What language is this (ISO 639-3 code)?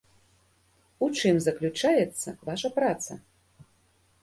bel